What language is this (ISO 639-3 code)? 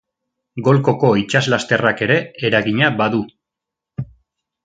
eus